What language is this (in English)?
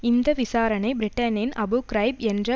Tamil